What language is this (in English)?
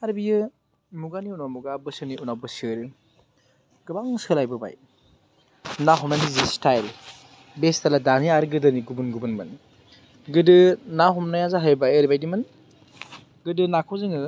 Bodo